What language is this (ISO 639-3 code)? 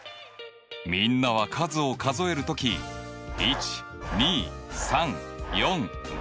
jpn